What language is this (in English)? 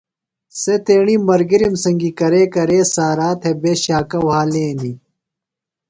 Phalura